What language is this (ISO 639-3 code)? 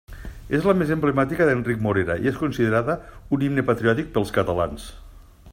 cat